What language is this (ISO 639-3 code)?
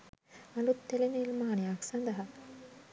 sin